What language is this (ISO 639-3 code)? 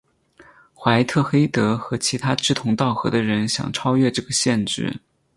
zho